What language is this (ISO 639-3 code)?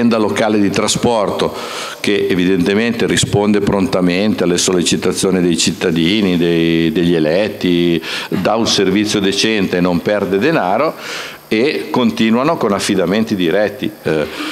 ita